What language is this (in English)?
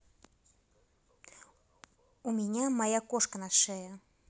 Russian